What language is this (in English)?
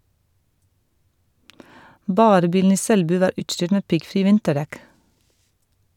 Norwegian